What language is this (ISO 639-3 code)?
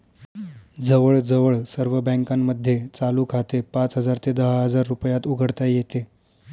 mar